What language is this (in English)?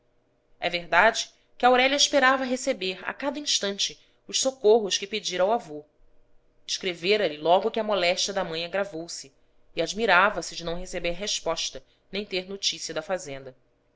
Portuguese